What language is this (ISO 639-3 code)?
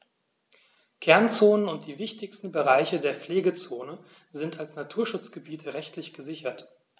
deu